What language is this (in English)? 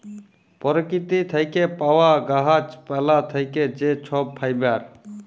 Bangla